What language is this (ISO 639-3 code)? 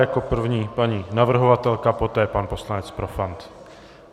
ces